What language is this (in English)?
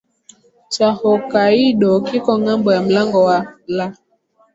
Swahili